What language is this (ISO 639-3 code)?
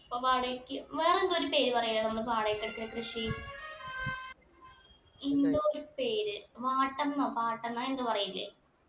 mal